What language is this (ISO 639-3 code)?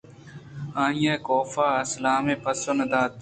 bgp